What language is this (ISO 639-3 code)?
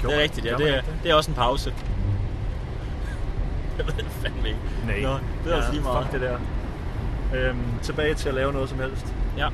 dan